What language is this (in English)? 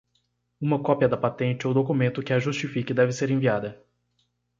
Portuguese